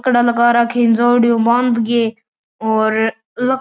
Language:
Marwari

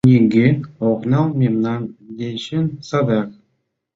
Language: Mari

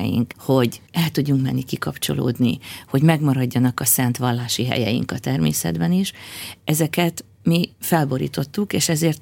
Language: Hungarian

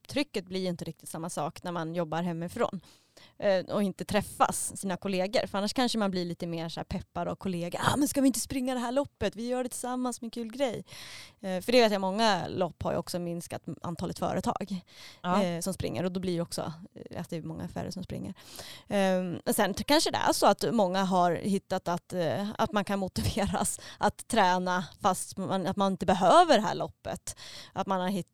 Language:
Swedish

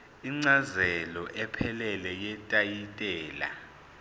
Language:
Zulu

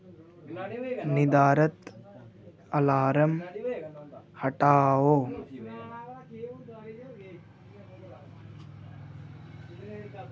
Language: Dogri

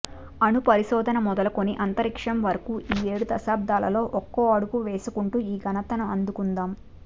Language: Telugu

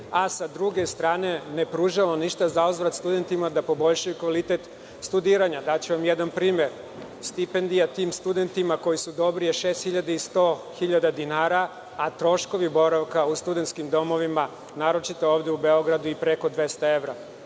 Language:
Serbian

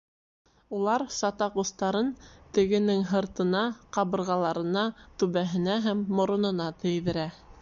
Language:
Bashkir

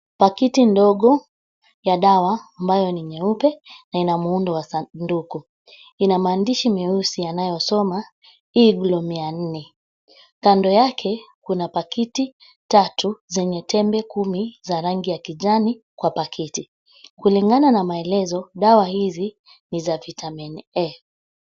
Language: Swahili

